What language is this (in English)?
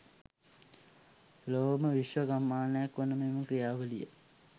Sinhala